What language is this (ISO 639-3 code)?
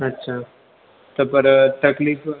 snd